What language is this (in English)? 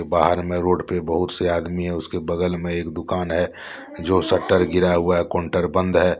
Hindi